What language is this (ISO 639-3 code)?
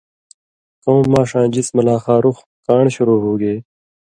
mvy